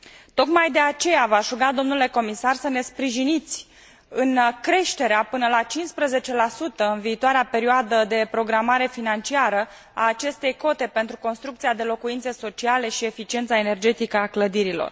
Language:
Romanian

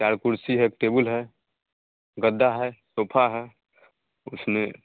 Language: Hindi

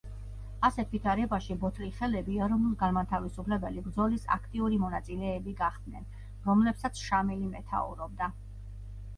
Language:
Georgian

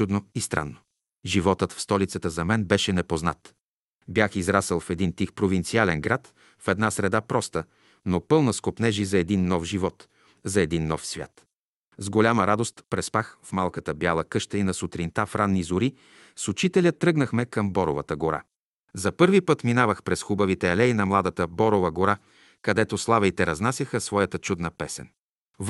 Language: Bulgarian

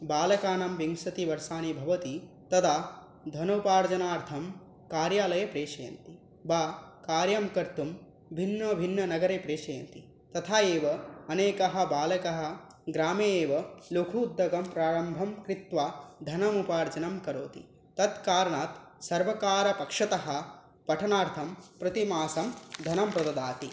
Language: Sanskrit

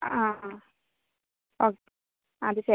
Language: Malayalam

